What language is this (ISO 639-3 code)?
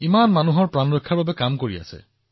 asm